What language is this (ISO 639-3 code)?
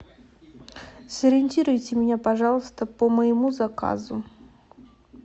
rus